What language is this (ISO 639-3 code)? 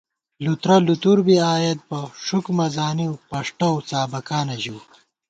gwt